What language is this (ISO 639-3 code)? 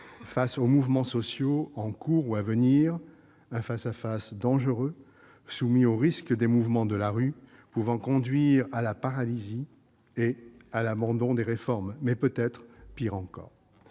fra